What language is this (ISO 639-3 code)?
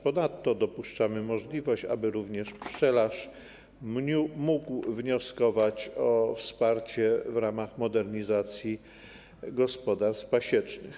pol